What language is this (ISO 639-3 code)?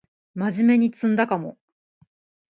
jpn